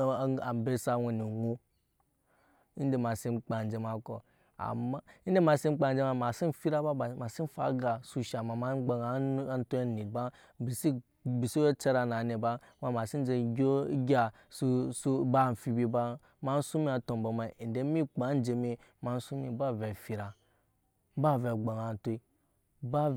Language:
Nyankpa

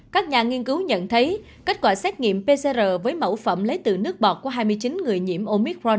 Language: Vietnamese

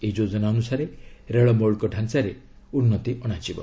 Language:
Odia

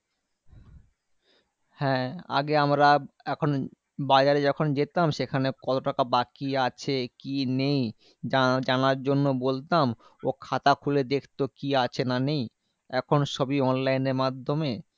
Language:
Bangla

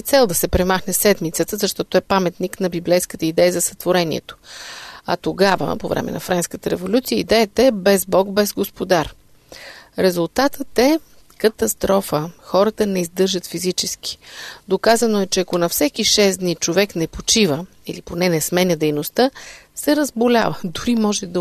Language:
Bulgarian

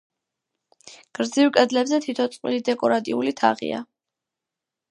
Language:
Georgian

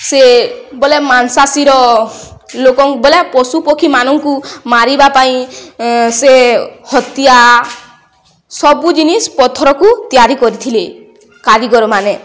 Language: Odia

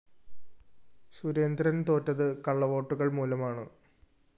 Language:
Malayalam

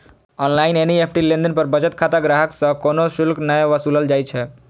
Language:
Maithili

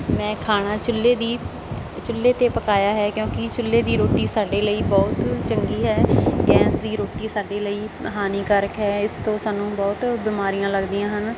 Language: Punjabi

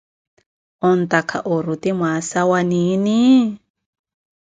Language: Koti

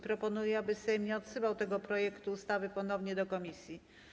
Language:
Polish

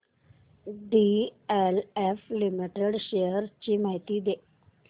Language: Marathi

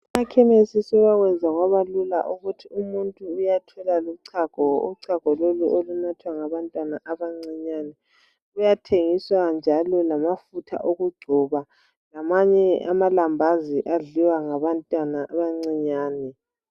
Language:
North Ndebele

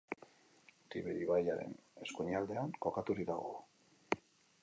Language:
Basque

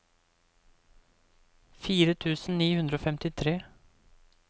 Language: Norwegian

